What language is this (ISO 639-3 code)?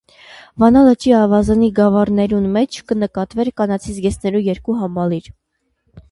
hye